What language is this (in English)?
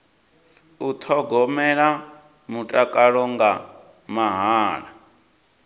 Venda